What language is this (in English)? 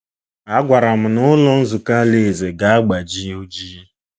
Igbo